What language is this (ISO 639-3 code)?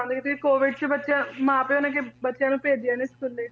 pan